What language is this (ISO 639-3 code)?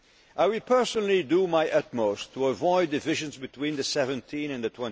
eng